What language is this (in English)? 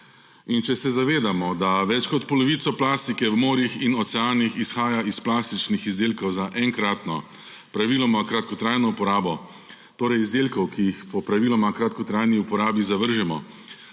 Slovenian